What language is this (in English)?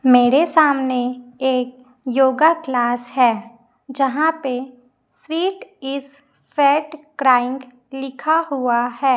Hindi